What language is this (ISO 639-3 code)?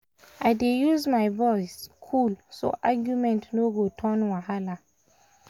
pcm